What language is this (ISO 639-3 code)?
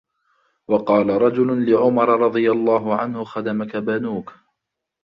ara